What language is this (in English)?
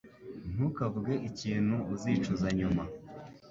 Kinyarwanda